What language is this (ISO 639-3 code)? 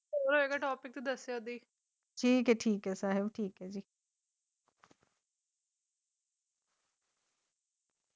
pan